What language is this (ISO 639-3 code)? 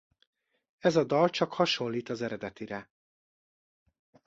hun